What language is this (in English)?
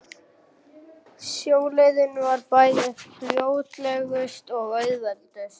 Icelandic